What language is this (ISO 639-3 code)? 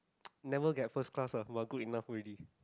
eng